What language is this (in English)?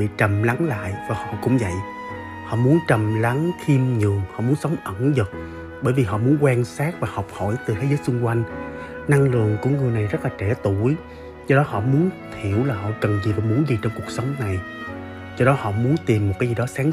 Vietnamese